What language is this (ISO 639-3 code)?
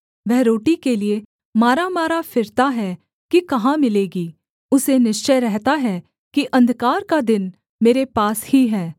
hin